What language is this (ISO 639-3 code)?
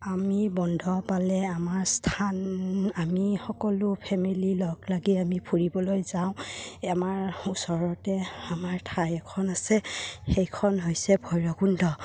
asm